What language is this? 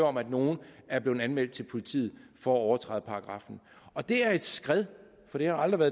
Danish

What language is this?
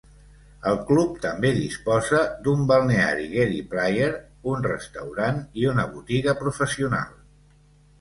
Catalan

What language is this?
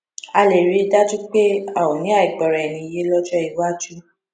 Yoruba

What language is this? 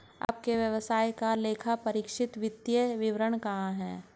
Hindi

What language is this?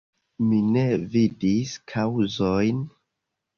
Esperanto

